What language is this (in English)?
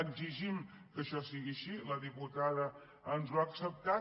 Catalan